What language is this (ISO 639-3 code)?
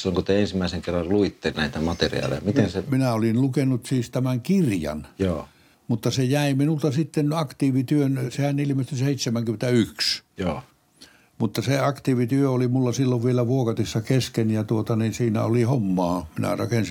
fin